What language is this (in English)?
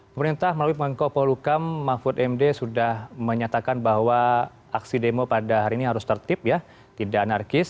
Indonesian